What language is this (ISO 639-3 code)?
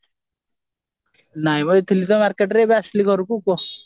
ori